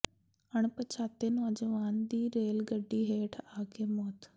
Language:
Punjabi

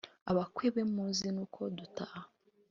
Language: Kinyarwanda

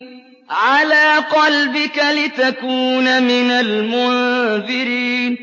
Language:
Arabic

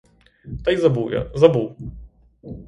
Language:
Ukrainian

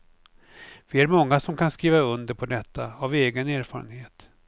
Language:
Swedish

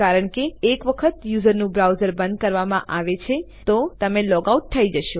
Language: Gujarati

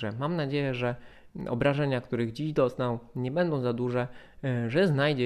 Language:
Polish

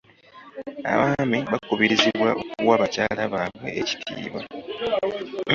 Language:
Ganda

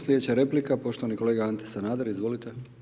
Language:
Croatian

